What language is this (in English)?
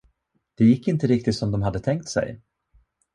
Swedish